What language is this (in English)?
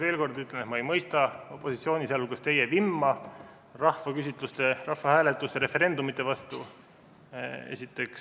Estonian